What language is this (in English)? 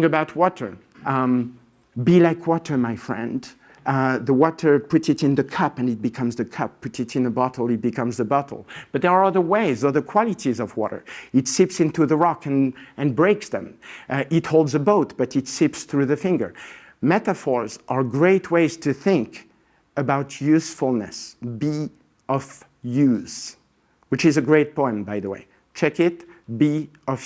English